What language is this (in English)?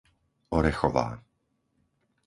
Slovak